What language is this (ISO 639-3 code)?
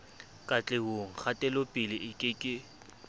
sot